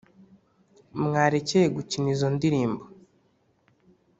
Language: Kinyarwanda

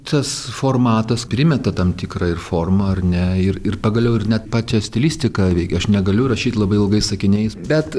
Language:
Lithuanian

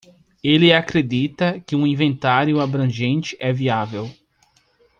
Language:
Portuguese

